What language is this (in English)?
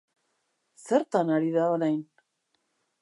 Basque